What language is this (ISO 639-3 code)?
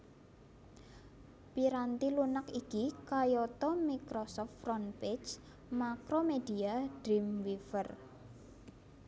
jav